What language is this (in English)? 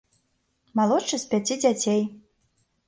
Belarusian